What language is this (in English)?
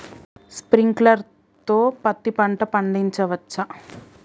Telugu